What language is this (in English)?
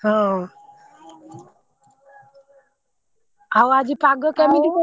Odia